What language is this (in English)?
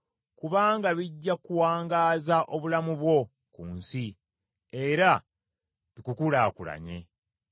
Ganda